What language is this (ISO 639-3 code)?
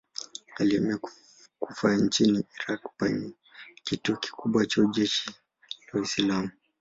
swa